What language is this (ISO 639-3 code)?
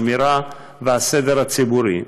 heb